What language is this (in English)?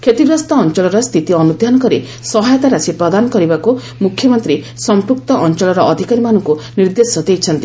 Odia